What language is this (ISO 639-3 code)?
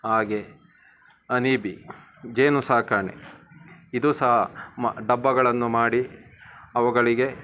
kan